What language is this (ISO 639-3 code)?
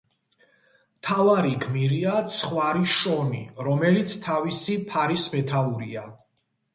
kat